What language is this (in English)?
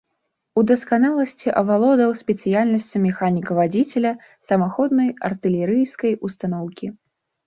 Belarusian